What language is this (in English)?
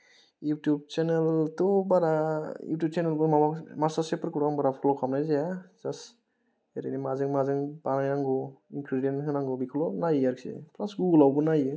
Bodo